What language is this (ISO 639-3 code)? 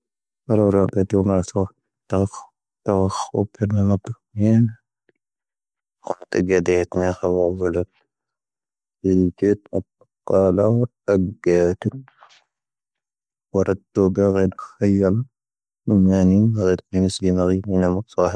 thv